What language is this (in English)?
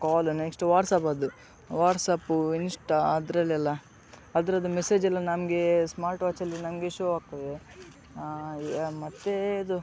Kannada